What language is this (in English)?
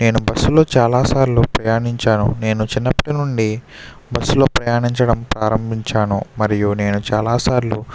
Telugu